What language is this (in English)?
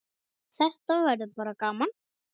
Icelandic